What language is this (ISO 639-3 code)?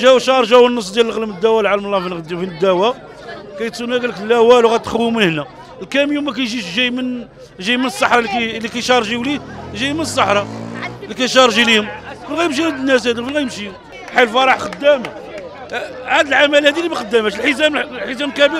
ara